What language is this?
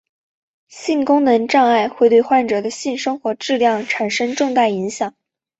Chinese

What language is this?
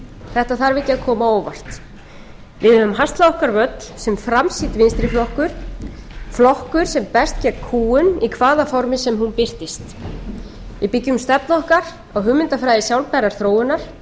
Icelandic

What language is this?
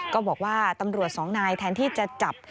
Thai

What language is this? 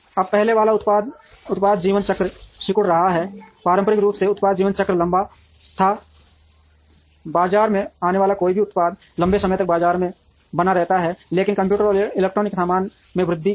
Hindi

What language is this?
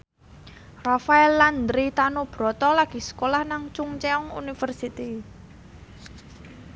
Javanese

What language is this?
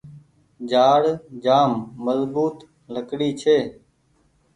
Goaria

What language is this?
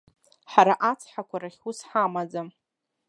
Abkhazian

